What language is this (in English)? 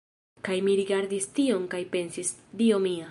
Esperanto